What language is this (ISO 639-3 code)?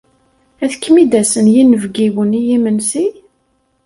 kab